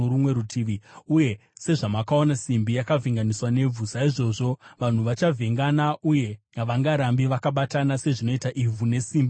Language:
Shona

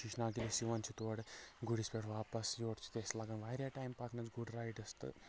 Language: Kashmiri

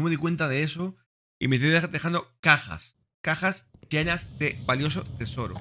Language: Spanish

